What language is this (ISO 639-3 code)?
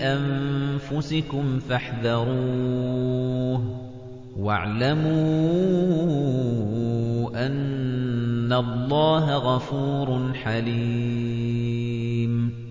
ara